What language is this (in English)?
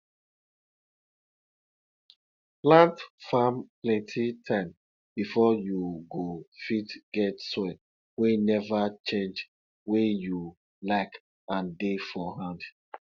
Nigerian Pidgin